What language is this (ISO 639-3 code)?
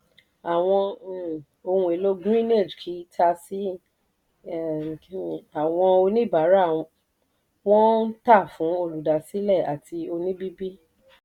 yor